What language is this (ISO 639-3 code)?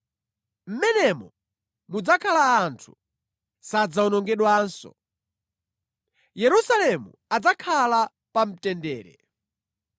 nya